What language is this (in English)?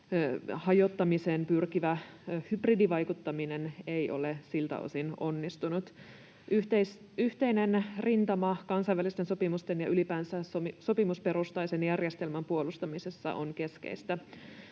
Finnish